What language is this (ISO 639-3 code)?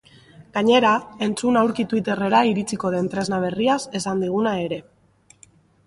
eus